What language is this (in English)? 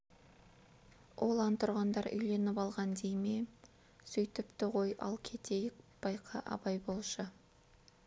Kazakh